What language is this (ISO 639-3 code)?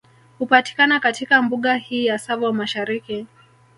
swa